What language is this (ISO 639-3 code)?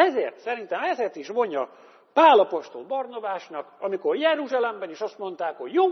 hun